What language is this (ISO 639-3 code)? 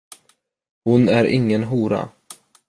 swe